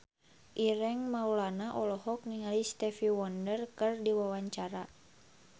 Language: Sundanese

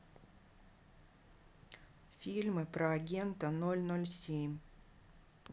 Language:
Russian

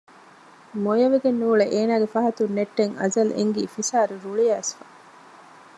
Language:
Divehi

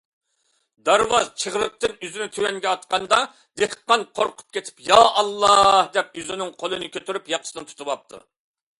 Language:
Uyghur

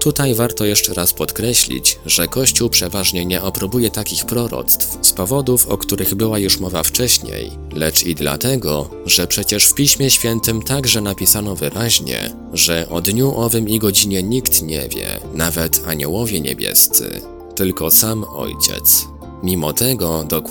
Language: Polish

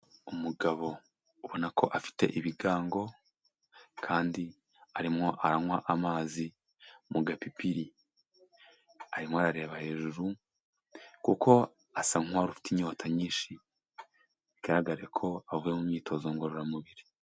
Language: Kinyarwanda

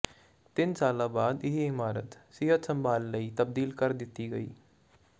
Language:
Punjabi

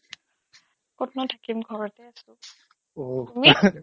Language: Assamese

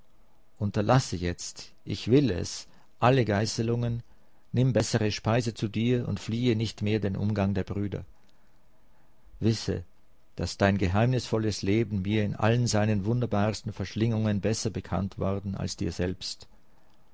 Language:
German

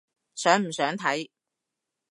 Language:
Cantonese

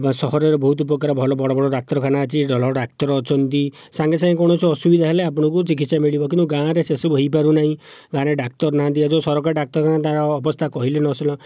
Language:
Odia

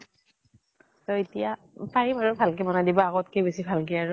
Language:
Assamese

